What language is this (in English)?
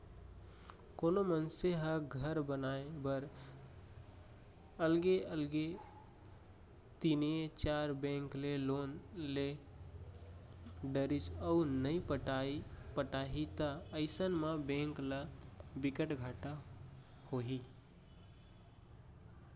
Chhattisgarhi